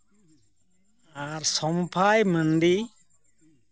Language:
Santali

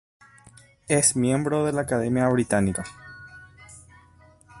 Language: Spanish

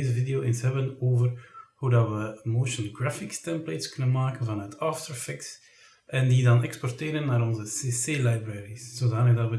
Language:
Dutch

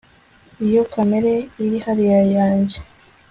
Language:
Kinyarwanda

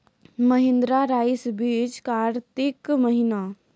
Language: Maithili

